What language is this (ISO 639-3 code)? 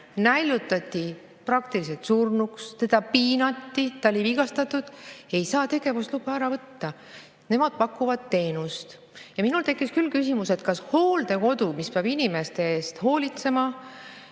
est